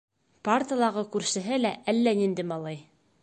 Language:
Bashkir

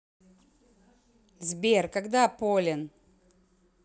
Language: Russian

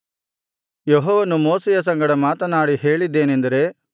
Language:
Kannada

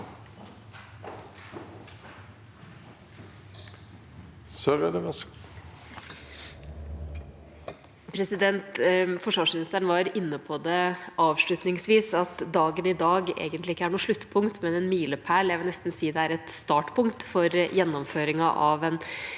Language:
Norwegian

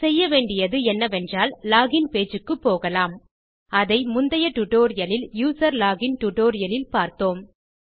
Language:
Tamil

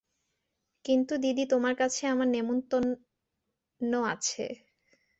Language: Bangla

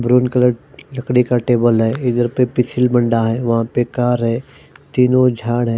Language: Hindi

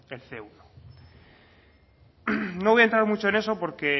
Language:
Spanish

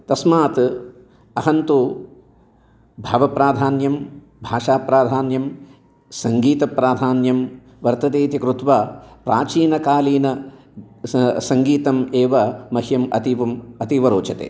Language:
Sanskrit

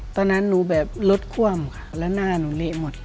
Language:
Thai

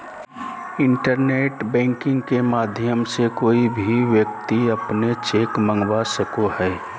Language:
Magahi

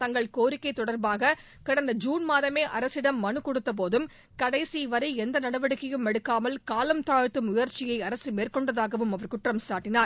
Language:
Tamil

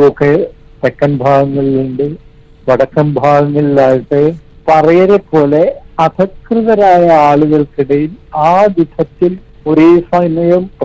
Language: Malayalam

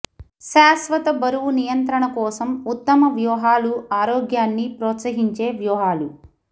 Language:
Telugu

